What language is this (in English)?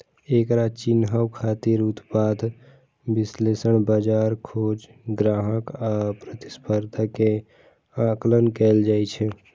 Maithili